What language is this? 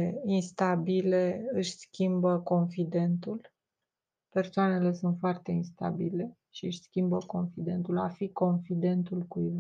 Romanian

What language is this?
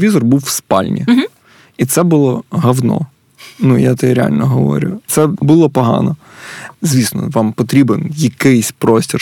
Ukrainian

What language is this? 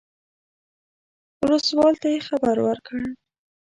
Pashto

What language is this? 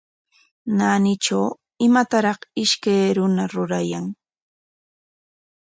Corongo Ancash Quechua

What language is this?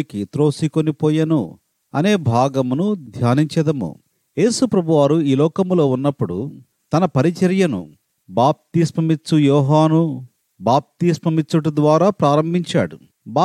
Telugu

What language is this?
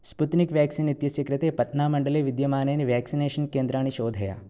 Sanskrit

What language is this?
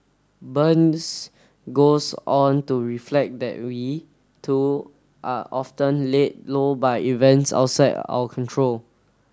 English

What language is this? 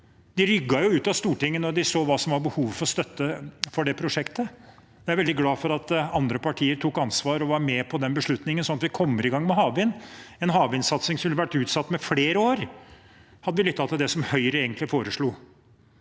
Norwegian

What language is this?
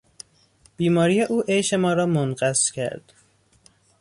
Persian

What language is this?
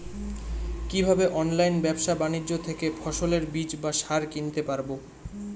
Bangla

